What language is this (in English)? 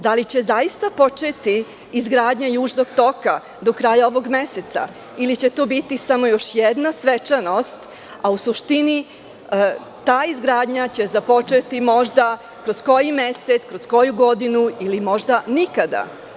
Serbian